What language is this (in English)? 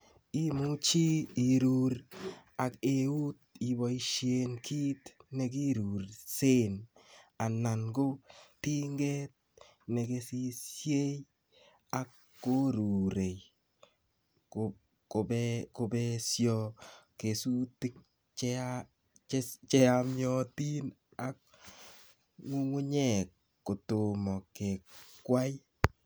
Kalenjin